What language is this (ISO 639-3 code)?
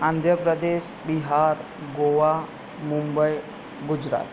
guj